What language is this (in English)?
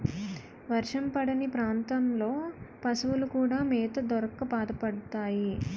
Telugu